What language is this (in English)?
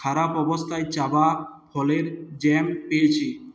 Bangla